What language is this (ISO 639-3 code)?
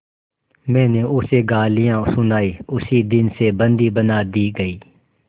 hin